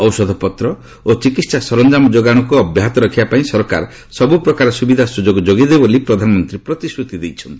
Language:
Odia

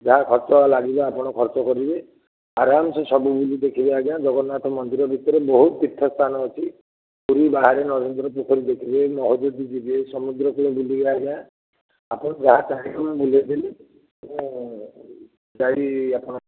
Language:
Odia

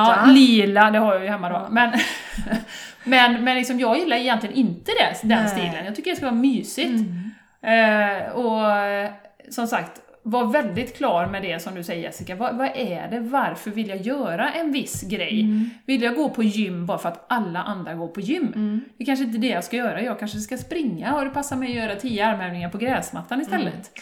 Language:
Swedish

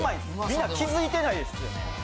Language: Japanese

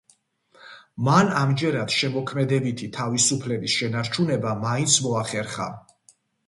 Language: Georgian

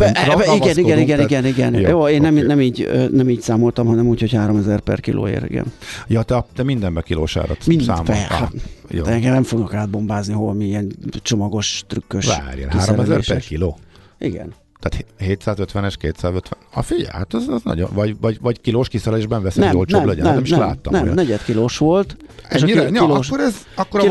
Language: Hungarian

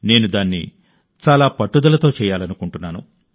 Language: Telugu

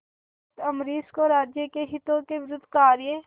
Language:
Hindi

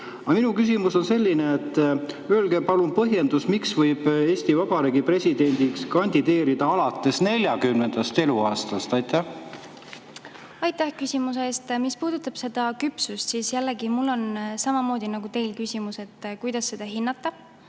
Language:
Estonian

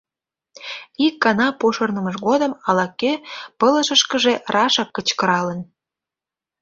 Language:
Mari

